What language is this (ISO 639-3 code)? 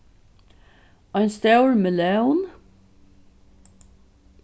fao